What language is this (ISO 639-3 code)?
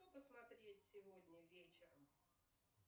rus